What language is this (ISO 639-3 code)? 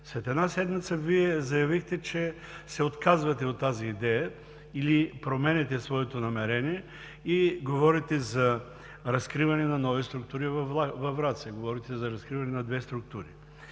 bul